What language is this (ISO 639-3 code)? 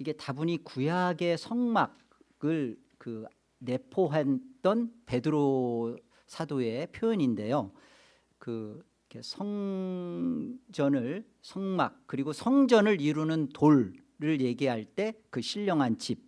kor